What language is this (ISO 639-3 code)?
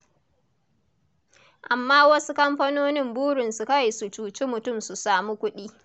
hau